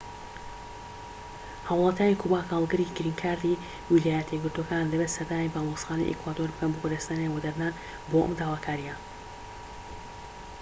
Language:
Central Kurdish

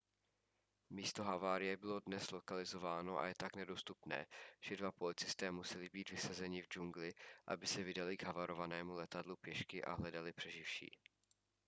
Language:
Czech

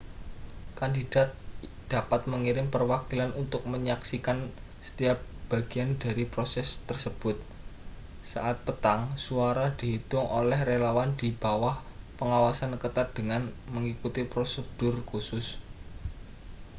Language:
Indonesian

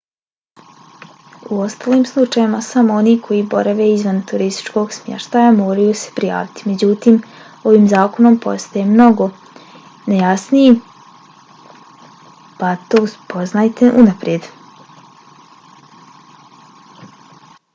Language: Bosnian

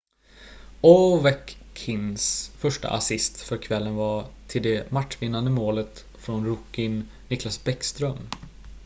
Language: Swedish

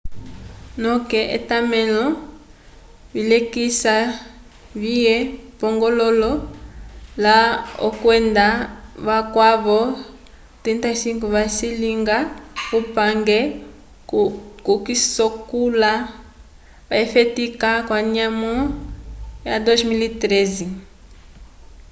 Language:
Umbundu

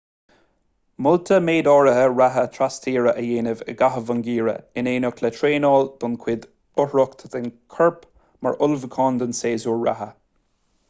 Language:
Irish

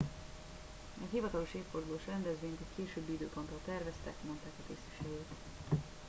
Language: Hungarian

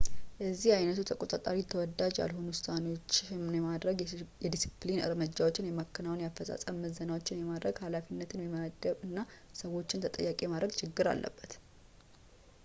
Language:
Amharic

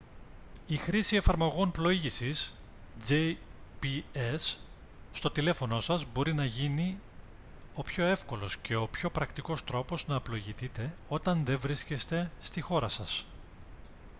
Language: Greek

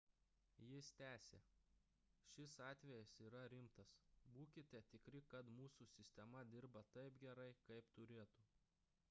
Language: Lithuanian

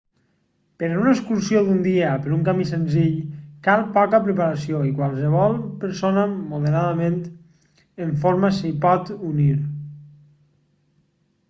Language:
Catalan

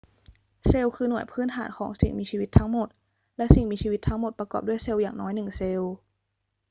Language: Thai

